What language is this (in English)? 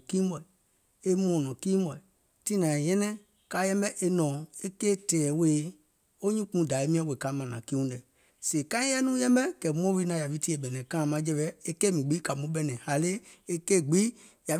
Gola